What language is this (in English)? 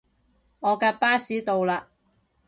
Cantonese